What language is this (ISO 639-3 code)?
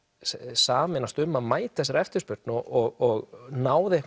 isl